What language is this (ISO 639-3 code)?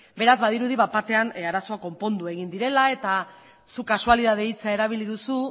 eus